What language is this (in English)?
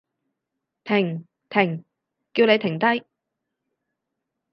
Cantonese